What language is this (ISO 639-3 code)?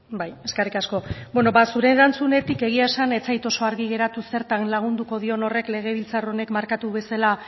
eus